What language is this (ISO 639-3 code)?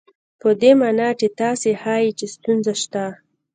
pus